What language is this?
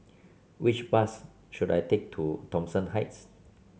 English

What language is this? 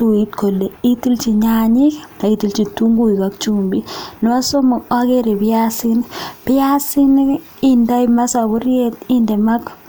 Kalenjin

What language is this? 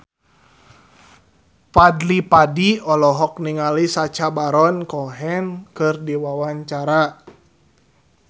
Sundanese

